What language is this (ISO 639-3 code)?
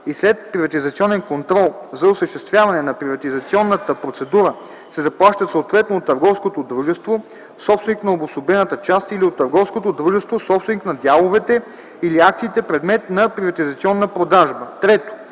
bul